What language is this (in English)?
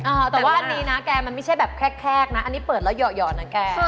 Thai